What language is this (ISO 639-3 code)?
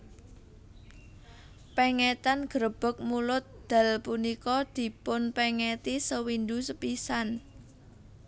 jav